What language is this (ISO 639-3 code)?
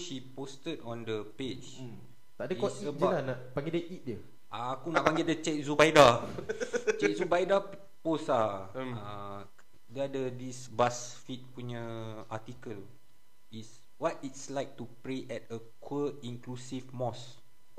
msa